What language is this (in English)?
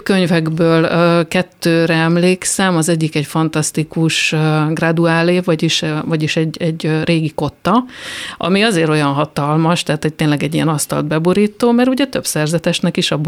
Hungarian